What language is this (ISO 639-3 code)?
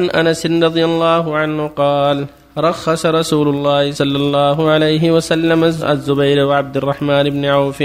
ara